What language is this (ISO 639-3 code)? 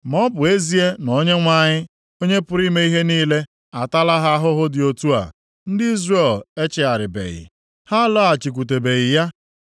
ibo